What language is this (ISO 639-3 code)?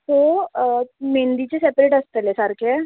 kok